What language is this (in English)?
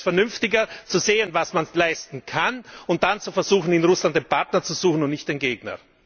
German